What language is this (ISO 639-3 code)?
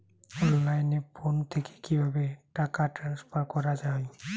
ben